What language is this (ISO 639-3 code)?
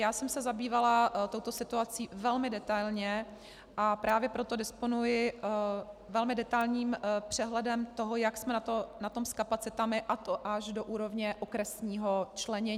ces